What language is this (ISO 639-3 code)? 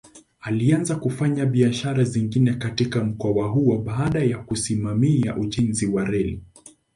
swa